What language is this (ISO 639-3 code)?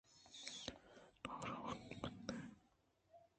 bgp